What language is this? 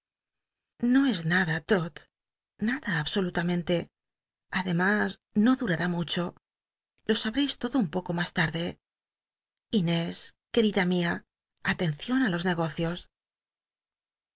Spanish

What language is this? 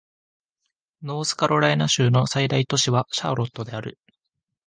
Japanese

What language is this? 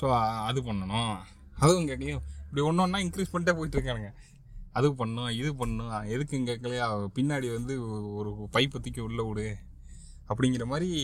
Tamil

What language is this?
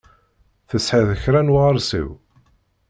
Kabyle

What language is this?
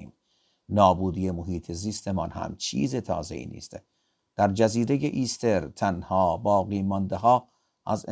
Persian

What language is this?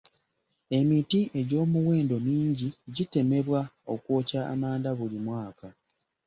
Ganda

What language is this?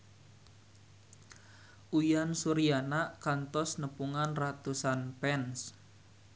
Sundanese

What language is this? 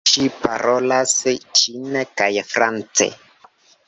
Esperanto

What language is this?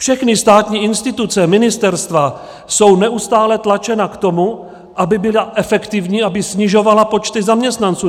Czech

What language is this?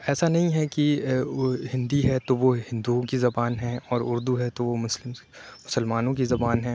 Urdu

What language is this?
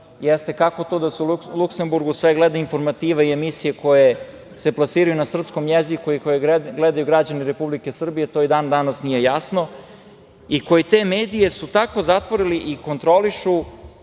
Serbian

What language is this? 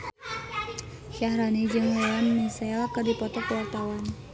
Sundanese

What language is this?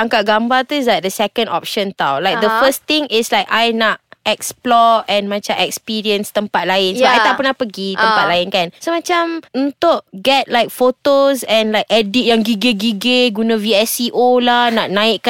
Malay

